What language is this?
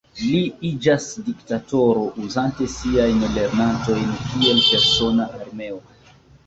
Esperanto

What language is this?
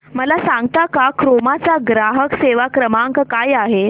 Marathi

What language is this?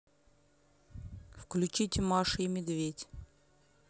Russian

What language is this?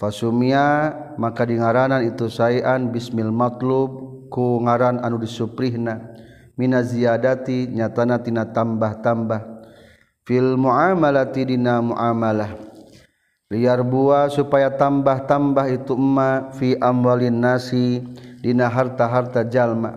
Malay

